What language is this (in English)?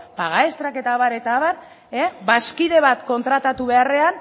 Basque